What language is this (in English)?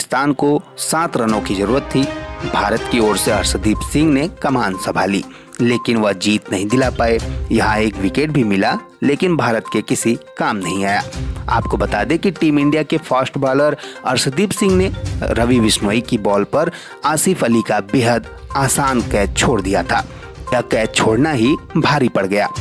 Hindi